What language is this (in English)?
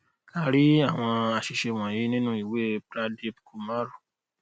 Yoruba